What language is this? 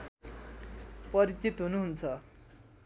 Nepali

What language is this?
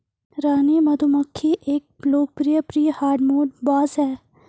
Hindi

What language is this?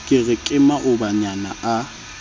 Southern Sotho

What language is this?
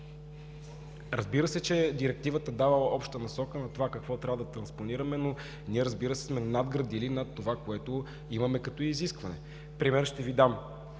Bulgarian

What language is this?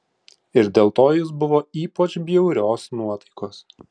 Lithuanian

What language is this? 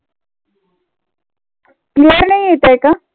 Marathi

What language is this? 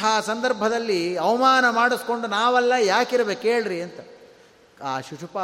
Kannada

